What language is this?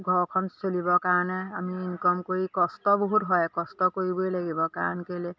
Assamese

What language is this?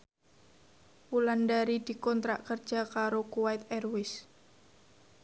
Javanese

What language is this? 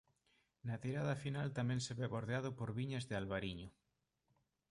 Galician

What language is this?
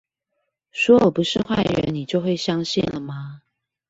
Chinese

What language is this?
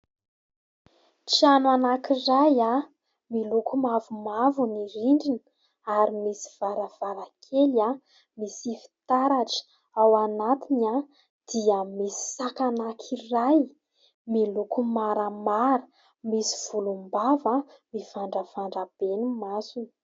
Malagasy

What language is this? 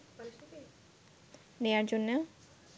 Bangla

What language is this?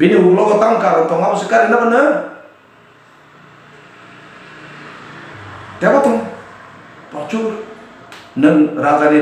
Indonesian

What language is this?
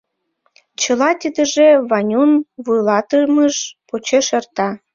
Mari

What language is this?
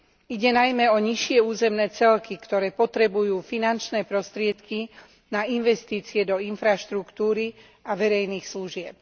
Slovak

